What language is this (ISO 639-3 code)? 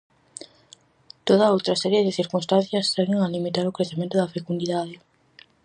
glg